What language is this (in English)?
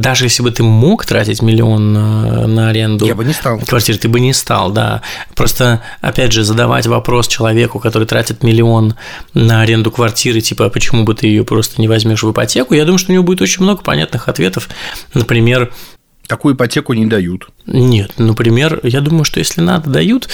Russian